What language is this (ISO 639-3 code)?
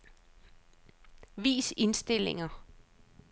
dan